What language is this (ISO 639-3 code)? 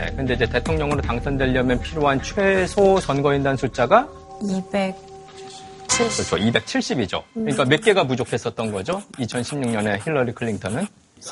kor